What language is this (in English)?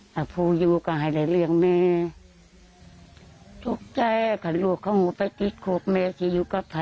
Thai